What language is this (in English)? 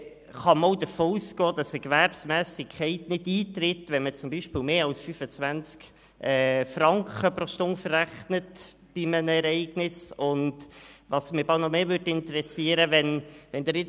Swiss German